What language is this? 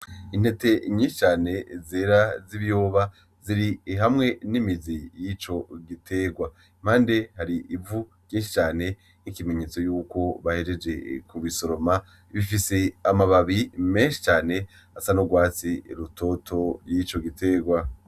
Rundi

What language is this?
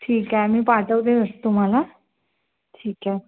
Marathi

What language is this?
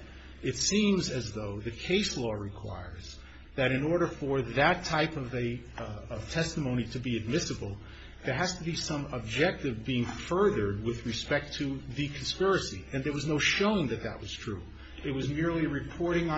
English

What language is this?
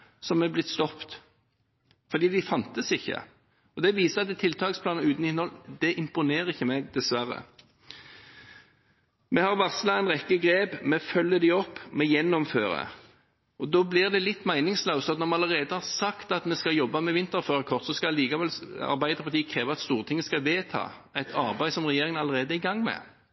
Norwegian Bokmål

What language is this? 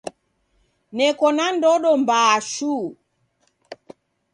Taita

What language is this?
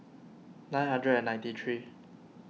English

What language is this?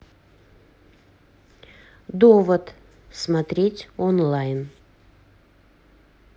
Russian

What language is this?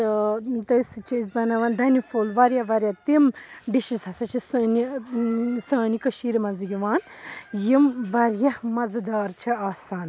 Kashmiri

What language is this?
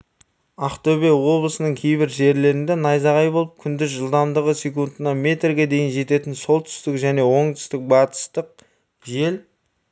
Kazakh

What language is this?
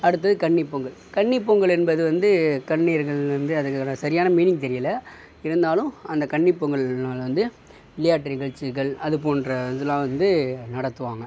Tamil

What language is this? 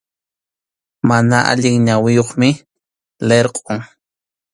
Arequipa-La Unión Quechua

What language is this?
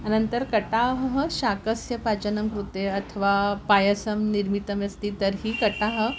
Sanskrit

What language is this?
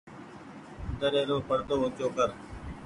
Goaria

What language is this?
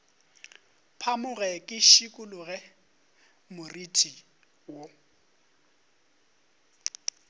Northern Sotho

